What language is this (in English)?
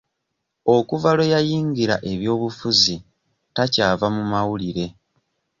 Ganda